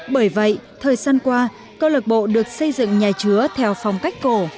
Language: Vietnamese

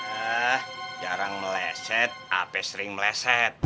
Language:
Indonesian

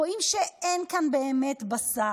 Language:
Hebrew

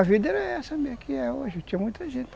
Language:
Portuguese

